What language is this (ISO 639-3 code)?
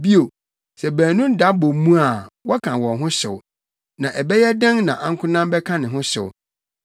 aka